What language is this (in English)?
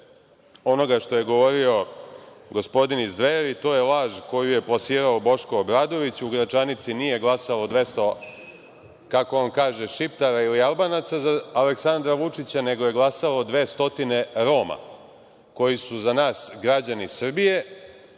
Serbian